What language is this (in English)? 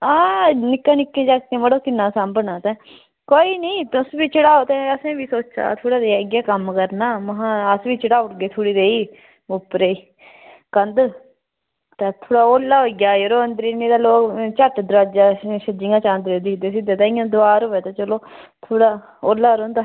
Dogri